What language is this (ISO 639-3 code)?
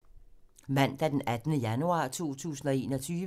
dan